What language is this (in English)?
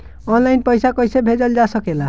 Bhojpuri